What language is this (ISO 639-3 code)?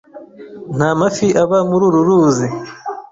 kin